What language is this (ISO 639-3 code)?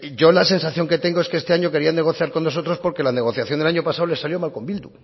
spa